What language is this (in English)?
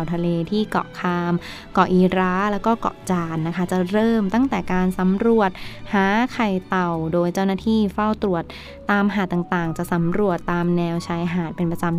Thai